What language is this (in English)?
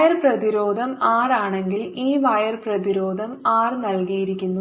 Malayalam